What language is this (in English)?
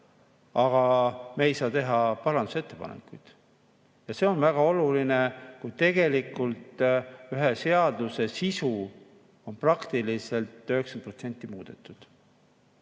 Estonian